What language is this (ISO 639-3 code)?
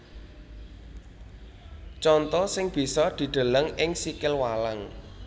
jav